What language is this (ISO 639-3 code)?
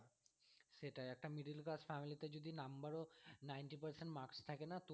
ben